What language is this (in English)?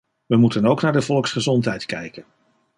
Dutch